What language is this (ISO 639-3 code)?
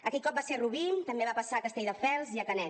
cat